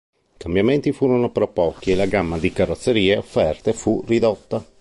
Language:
Italian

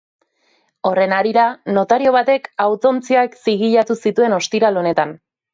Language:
Basque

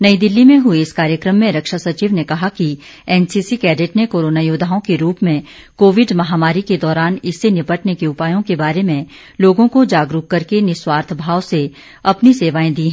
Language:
Hindi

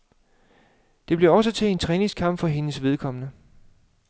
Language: Danish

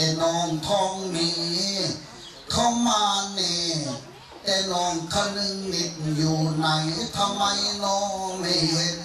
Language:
Thai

